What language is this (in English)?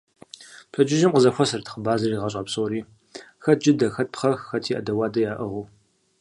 Kabardian